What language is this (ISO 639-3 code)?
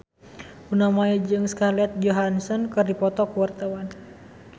sun